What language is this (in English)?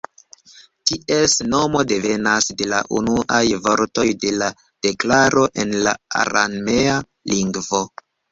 Esperanto